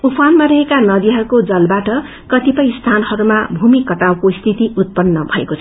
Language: Nepali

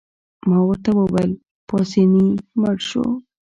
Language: Pashto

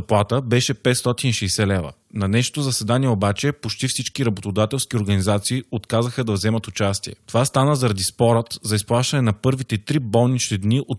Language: Bulgarian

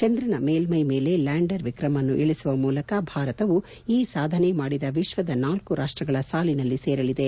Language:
Kannada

